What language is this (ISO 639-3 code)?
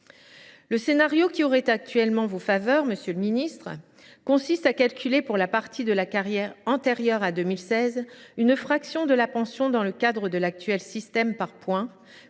fra